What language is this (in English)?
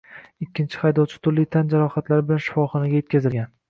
Uzbek